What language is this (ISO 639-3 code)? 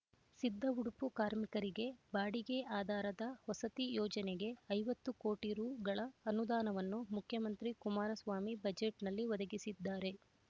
kan